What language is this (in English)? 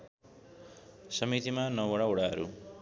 Nepali